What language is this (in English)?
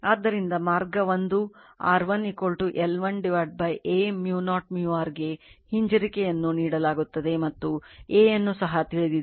Kannada